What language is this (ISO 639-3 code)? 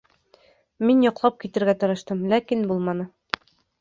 bak